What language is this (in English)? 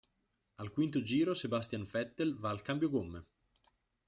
Italian